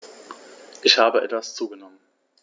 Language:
German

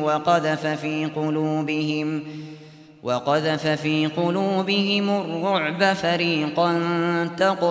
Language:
Arabic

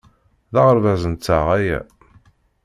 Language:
Kabyle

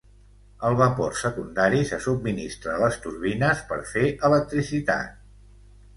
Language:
Catalan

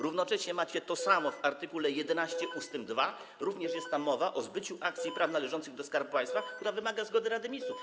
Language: Polish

